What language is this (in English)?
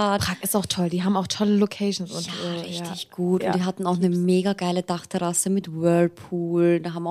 German